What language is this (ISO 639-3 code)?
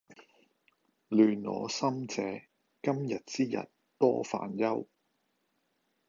yue